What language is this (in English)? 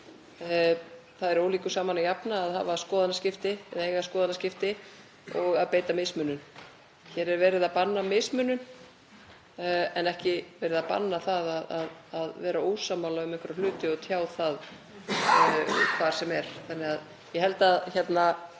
Icelandic